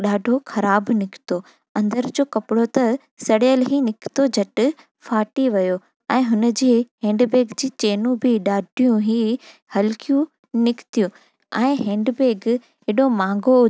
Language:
Sindhi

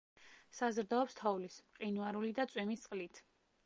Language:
Georgian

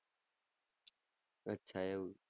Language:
Gujarati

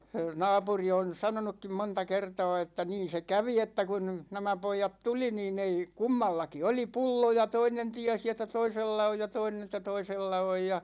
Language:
Finnish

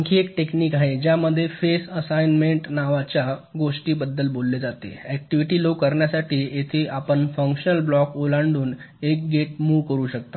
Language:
Marathi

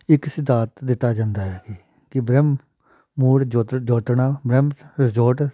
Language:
Punjabi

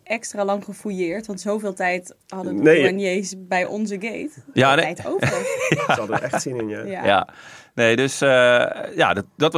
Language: Dutch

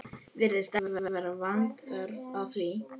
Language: Icelandic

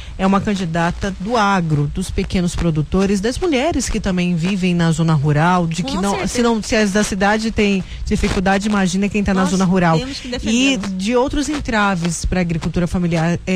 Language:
Portuguese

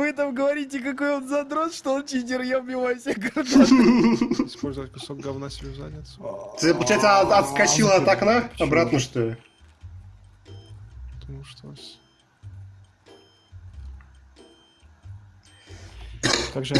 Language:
Russian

